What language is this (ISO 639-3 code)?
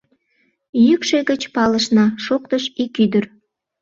chm